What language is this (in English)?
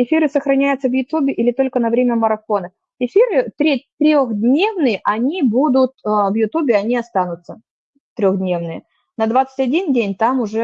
Russian